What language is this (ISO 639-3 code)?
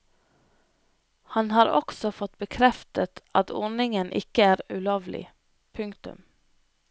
nor